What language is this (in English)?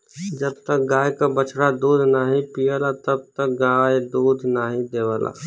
Bhojpuri